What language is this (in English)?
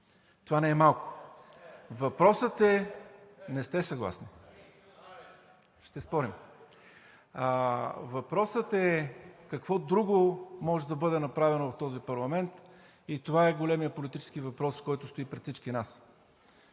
Bulgarian